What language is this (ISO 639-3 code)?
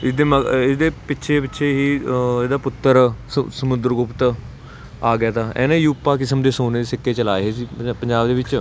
pan